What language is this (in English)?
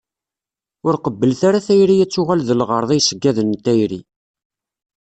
Kabyle